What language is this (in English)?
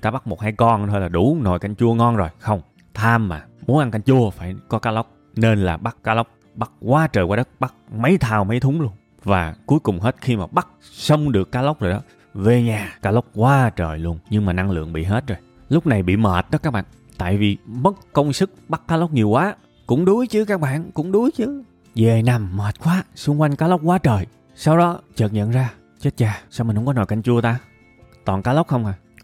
Vietnamese